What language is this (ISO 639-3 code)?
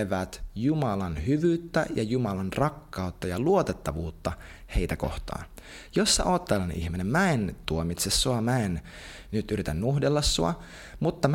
fin